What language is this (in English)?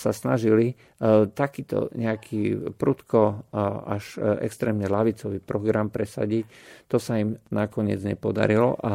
Slovak